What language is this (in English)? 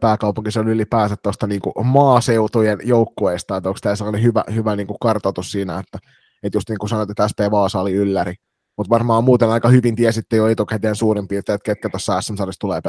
Finnish